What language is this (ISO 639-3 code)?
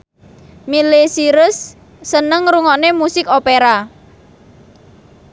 jav